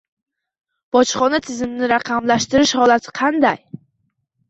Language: Uzbek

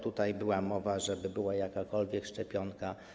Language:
Polish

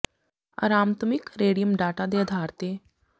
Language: Punjabi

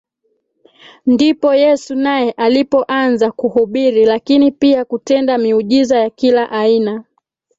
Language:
Swahili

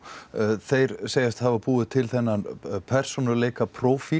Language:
Icelandic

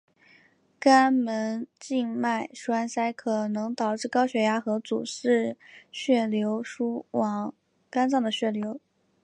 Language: Chinese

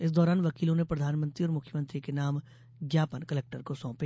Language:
Hindi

